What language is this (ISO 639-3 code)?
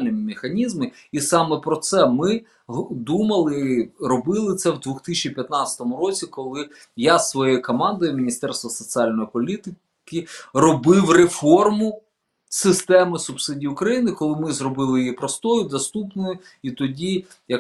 ukr